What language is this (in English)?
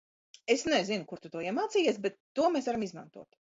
Latvian